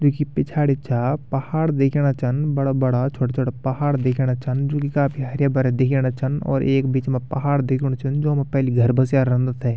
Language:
Garhwali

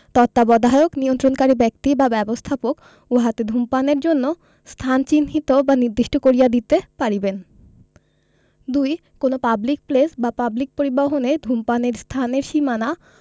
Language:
Bangla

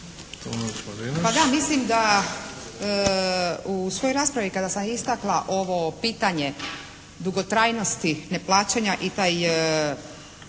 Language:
Croatian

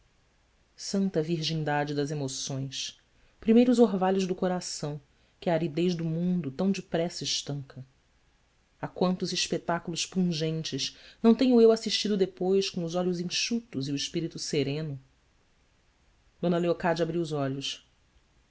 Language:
Portuguese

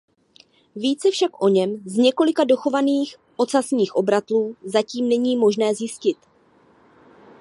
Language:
Czech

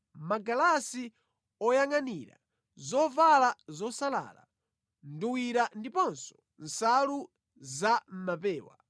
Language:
Nyanja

